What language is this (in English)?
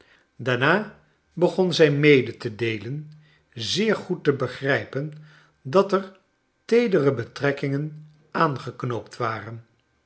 Dutch